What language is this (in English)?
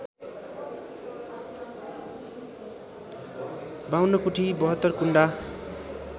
Nepali